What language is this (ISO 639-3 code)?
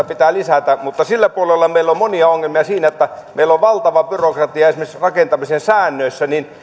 fin